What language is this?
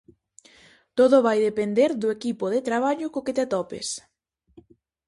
Galician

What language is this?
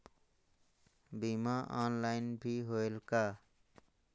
Chhattisgarhi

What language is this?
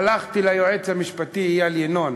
Hebrew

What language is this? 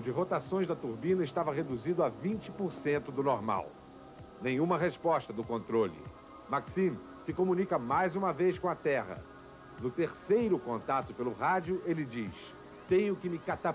Portuguese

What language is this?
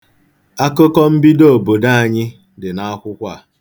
Igbo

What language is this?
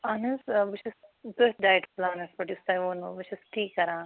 Kashmiri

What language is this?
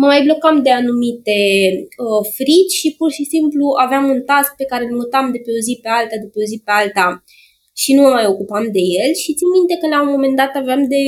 Romanian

